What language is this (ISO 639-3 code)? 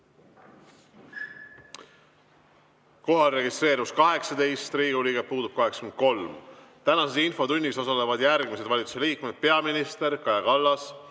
est